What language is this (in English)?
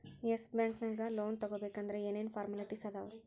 Kannada